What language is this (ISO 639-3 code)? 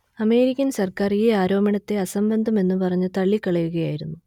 mal